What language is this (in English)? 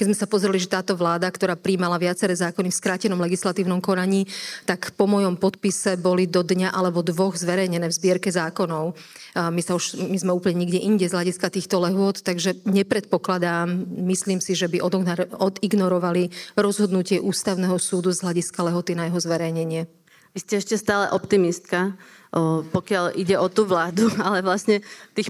Slovak